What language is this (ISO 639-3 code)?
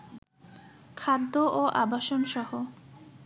ben